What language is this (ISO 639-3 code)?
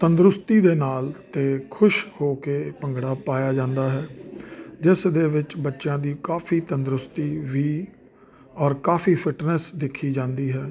pan